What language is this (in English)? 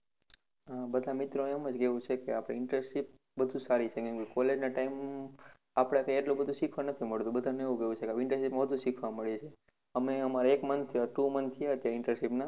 Gujarati